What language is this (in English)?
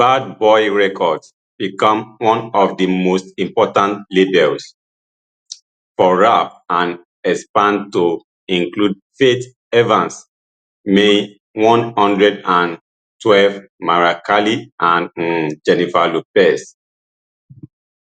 Nigerian Pidgin